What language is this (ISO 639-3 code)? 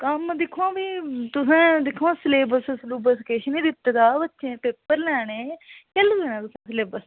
doi